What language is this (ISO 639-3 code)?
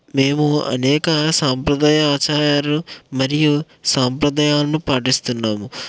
tel